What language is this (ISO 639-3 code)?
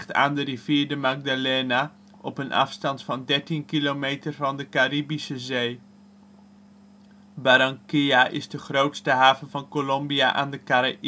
nld